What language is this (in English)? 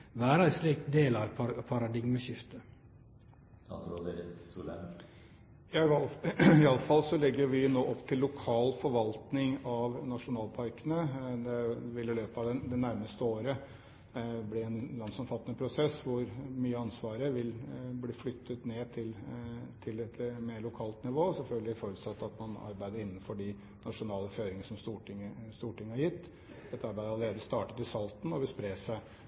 Norwegian